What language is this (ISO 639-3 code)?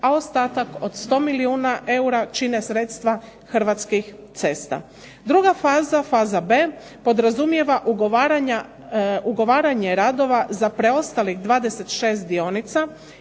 hrv